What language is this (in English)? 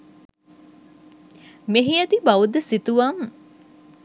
Sinhala